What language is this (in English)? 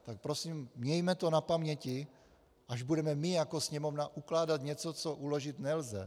Czech